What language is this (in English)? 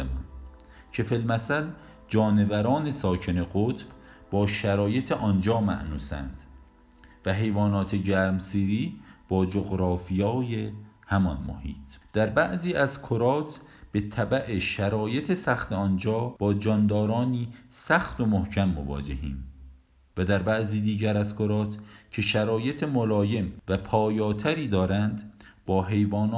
Persian